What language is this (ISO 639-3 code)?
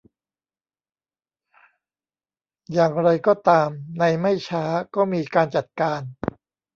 tha